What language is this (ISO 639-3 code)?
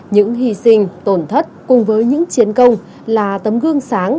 vie